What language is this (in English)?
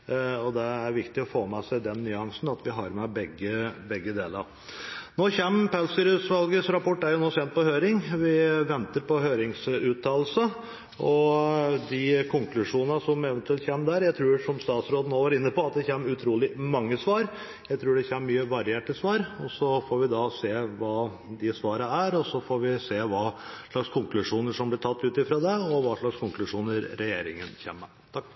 Norwegian Bokmål